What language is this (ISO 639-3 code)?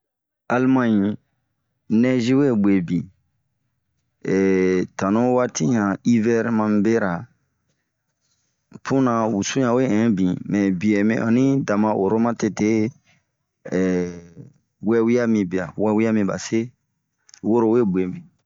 bmq